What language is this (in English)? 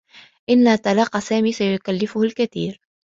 Arabic